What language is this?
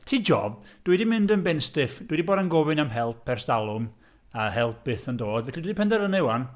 Welsh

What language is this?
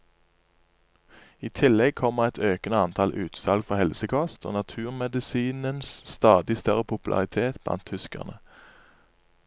Norwegian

